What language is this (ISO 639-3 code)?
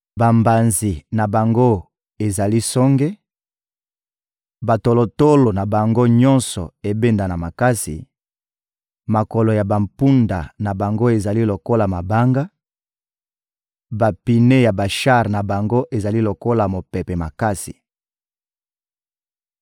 lin